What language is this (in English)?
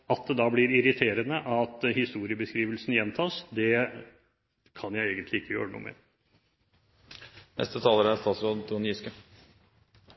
Norwegian Bokmål